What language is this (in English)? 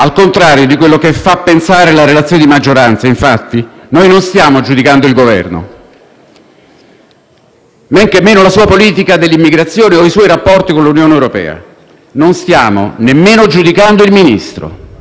Italian